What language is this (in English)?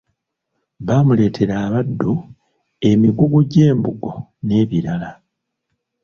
Ganda